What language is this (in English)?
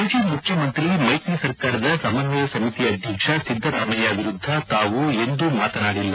Kannada